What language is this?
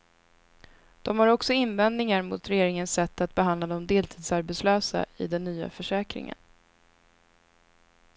Swedish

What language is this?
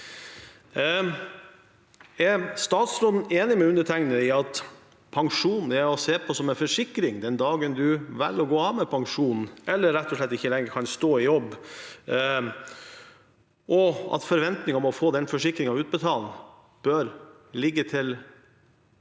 Norwegian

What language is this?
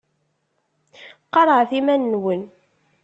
Kabyle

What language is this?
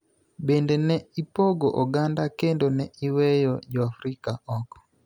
Luo (Kenya and Tanzania)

